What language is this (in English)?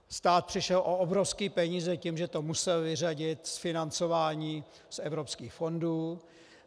Czech